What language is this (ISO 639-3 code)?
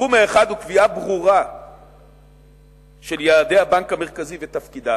heb